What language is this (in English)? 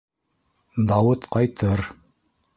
Bashkir